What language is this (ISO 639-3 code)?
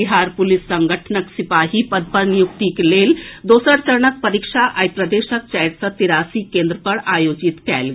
mai